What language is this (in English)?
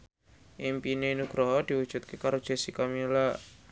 Javanese